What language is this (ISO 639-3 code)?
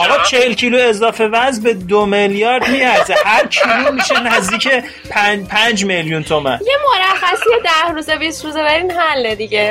fas